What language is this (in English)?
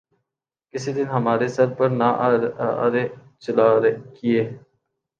Urdu